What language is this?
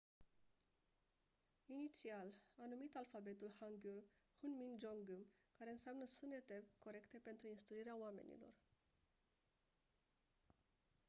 Romanian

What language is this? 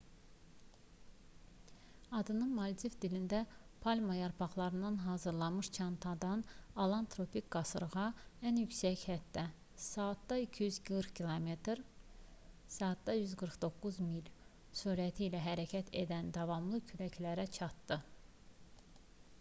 Azerbaijani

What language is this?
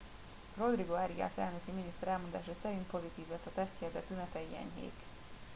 Hungarian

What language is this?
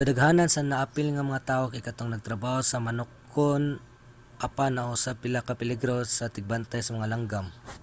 Cebuano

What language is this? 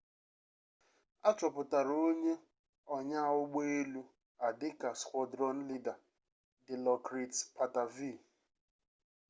Igbo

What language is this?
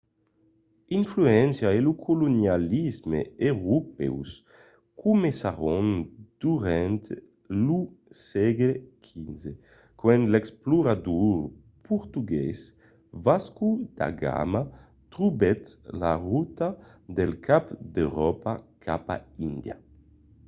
Occitan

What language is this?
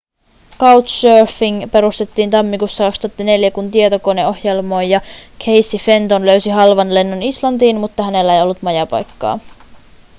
Finnish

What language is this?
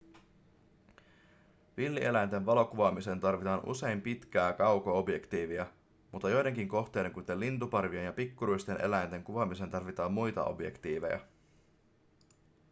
Finnish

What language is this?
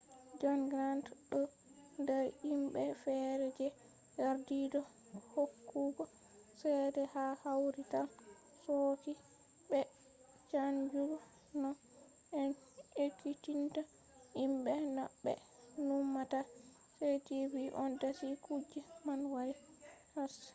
Fula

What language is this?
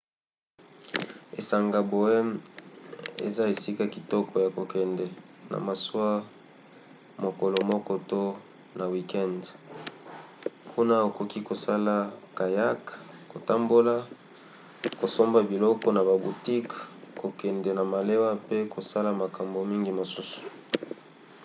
Lingala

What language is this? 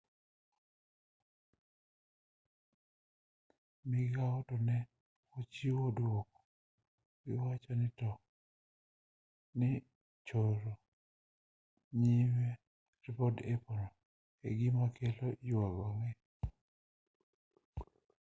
Luo (Kenya and Tanzania)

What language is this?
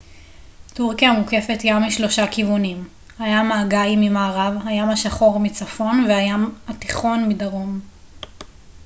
Hebrew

